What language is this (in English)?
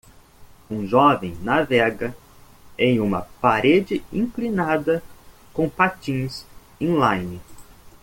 Portuguese